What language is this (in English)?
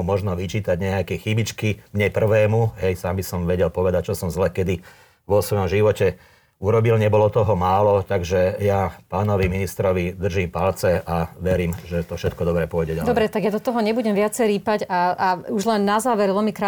Slovak